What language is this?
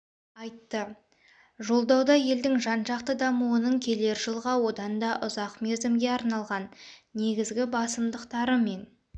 Kazakh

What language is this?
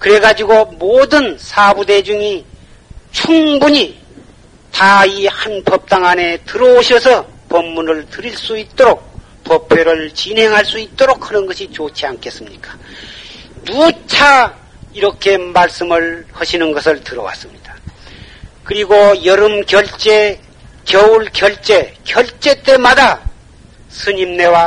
Korean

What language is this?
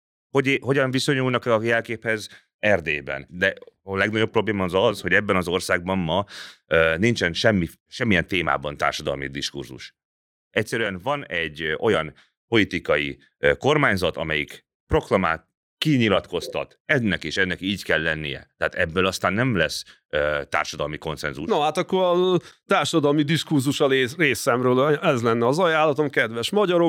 Hungarian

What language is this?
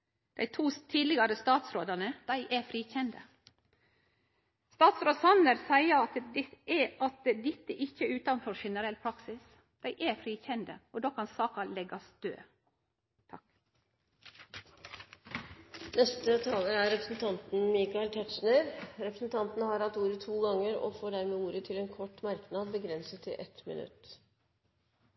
Norwegian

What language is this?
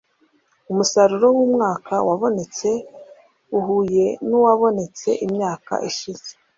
Kinyarwanda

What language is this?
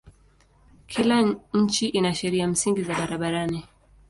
Swahili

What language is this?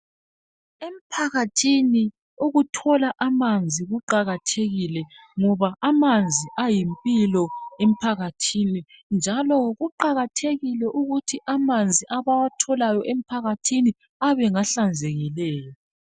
North Ndebele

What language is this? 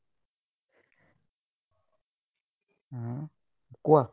Assamese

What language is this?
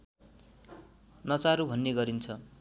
Nepali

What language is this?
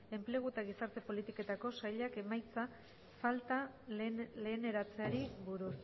Basque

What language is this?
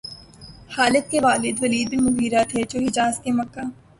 Urdu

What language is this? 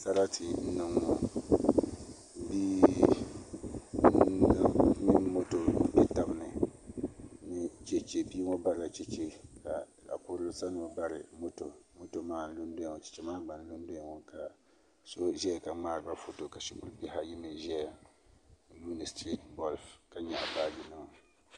Dagbani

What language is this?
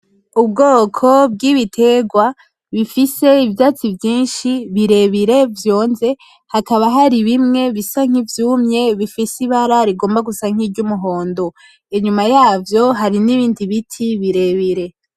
Rundi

